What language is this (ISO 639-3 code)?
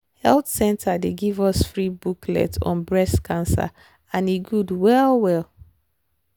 pcm